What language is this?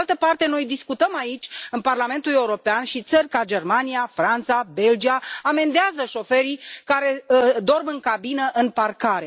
Romanian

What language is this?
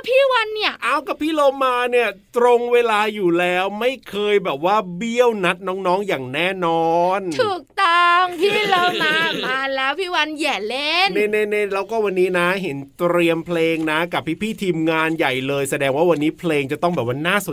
Thai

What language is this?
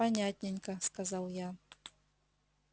Russian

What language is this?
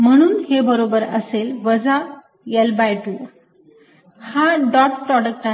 Marathi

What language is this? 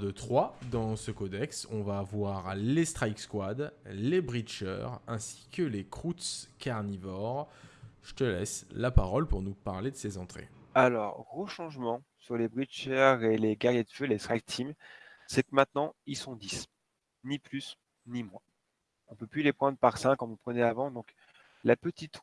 French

